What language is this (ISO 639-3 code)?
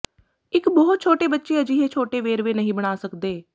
pan